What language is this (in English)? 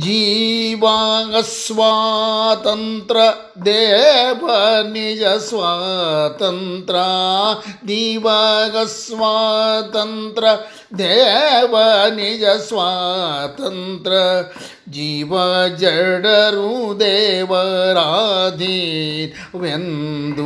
Kannada